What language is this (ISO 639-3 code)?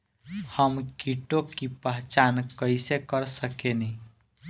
bho